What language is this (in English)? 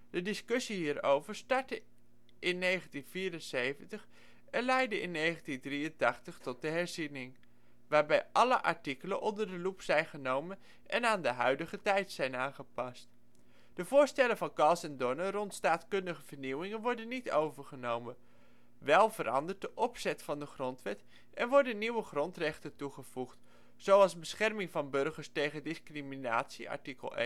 Dutch